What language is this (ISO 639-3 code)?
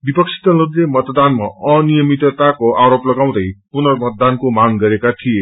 nep